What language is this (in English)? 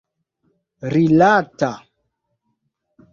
Esperanto